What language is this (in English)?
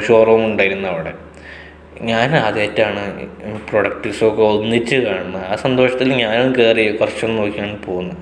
Malayalam